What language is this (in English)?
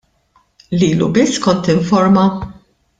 Maltese